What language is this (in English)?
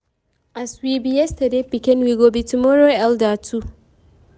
Nigerian Pidgin